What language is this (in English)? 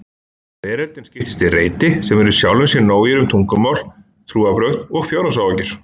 Icelandic